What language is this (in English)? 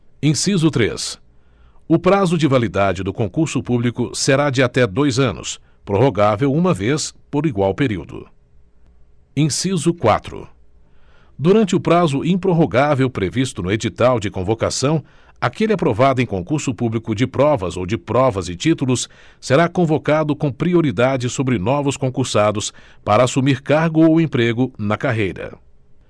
Portuguese